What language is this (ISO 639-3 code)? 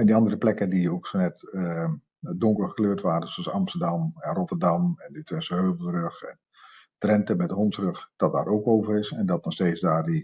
nld